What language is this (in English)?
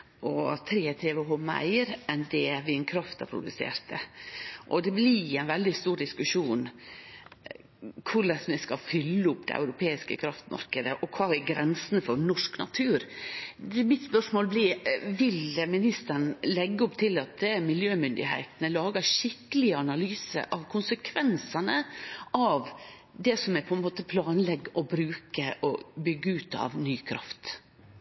Norwegian Nynorsk